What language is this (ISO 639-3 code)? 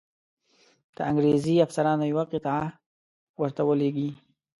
pus